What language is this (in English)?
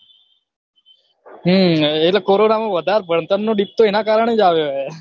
Gujarati